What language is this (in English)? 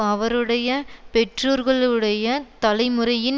Tamil